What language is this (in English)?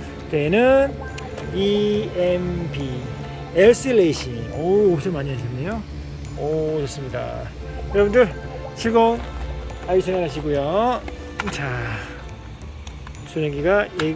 Korean